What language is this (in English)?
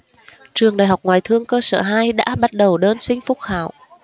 Vietnamese